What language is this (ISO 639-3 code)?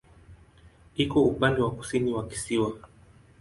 swa